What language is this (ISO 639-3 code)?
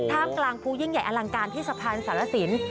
tha